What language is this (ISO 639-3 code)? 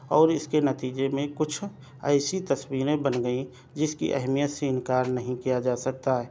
urd